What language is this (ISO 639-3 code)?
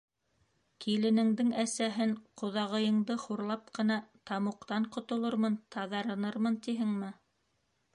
bak